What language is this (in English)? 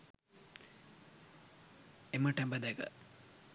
Sinhala